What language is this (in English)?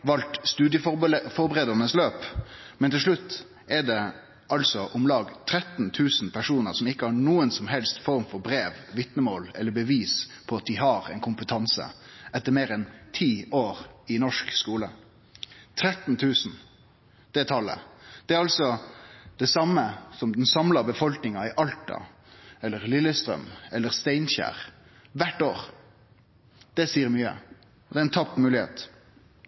Norwegian Nynorsk